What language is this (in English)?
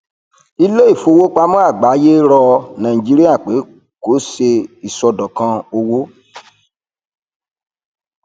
Yoruba